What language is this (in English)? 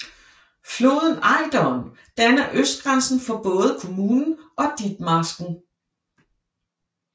Danish